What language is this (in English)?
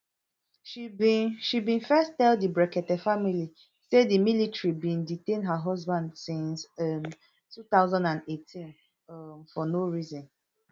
Nigerian Pidgin